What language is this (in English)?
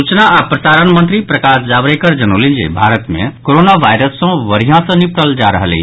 Maithili